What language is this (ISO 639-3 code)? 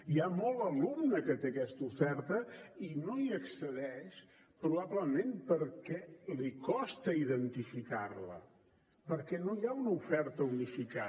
cat